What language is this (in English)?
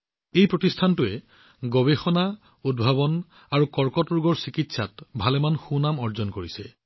Assamese